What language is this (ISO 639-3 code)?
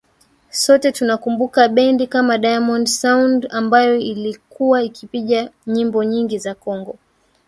swa